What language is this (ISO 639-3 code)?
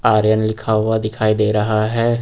hin